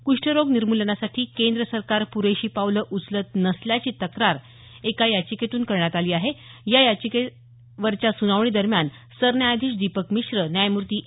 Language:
Marathi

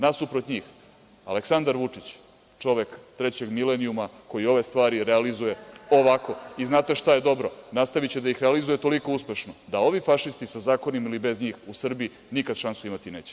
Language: Serbian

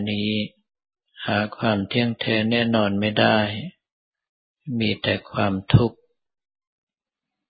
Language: Thai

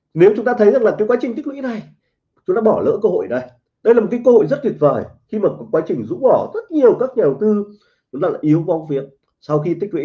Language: Vietnamese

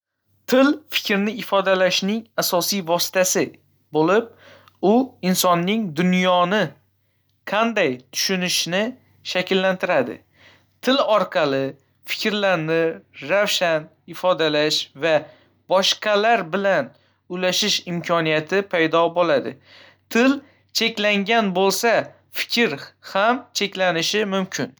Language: Uzbek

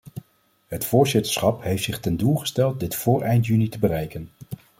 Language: Dutch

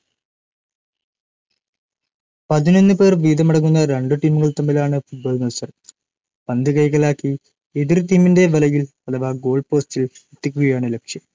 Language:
Malayalam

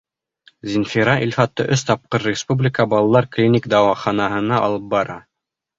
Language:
Bashkir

